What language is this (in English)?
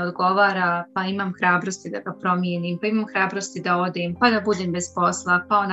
Croatian